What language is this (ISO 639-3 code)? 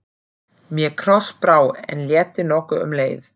isl